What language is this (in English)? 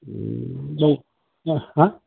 Bodo